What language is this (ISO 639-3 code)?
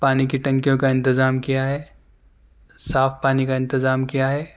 urd